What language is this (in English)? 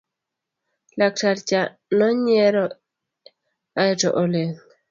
Luo (Kenya and Tanzania)